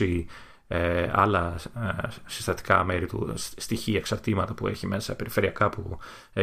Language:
Greek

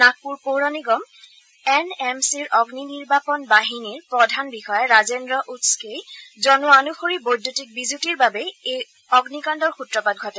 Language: Assamese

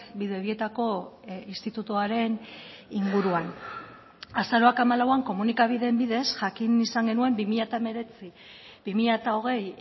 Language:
Basque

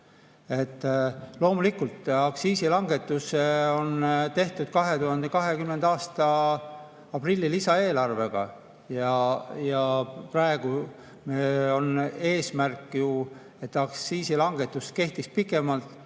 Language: Estonian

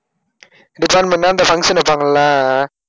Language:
Tamil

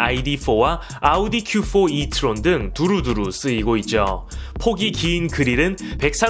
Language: Korean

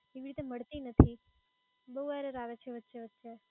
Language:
Gujarati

